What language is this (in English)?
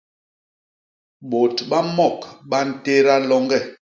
Basaa